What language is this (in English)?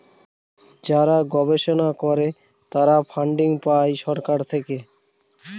Bangla